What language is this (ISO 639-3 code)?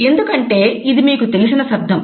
tel